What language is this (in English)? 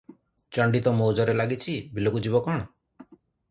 Odia